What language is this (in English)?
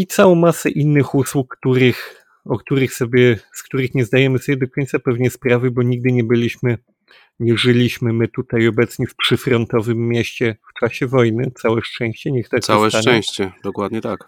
Polish